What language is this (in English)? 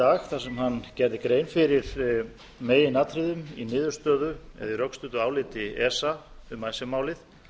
Icelandic